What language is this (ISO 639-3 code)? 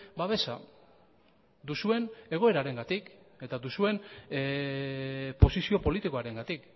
eus